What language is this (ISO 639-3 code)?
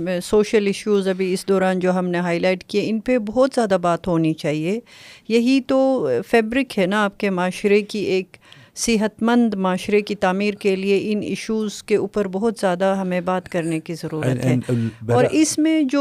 urd